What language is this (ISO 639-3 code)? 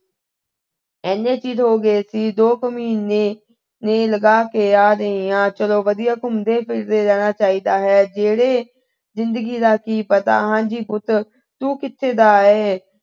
pan